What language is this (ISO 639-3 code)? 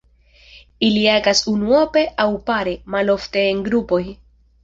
epo